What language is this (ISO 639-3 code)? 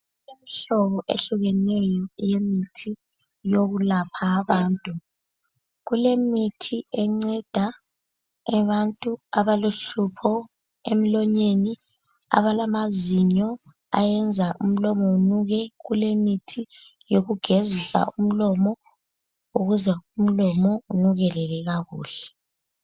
nde